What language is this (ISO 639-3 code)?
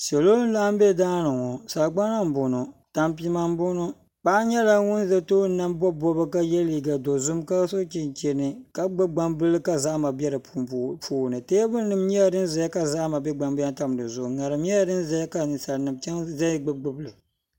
dag